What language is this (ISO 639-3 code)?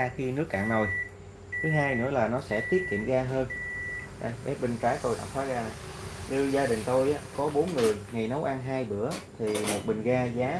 vie